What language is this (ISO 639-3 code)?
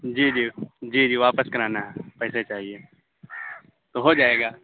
urd